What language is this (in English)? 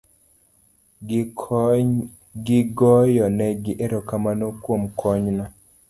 Luo (Kenya and Tanzania)